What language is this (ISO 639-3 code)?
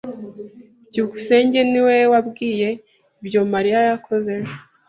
kin